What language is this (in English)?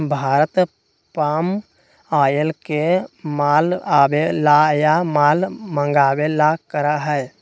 Magahi